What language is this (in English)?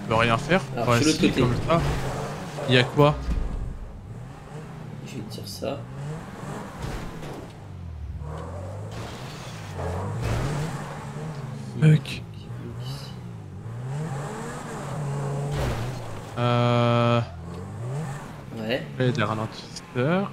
French